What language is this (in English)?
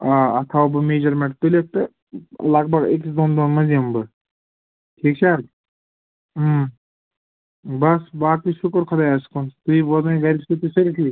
Kashmiri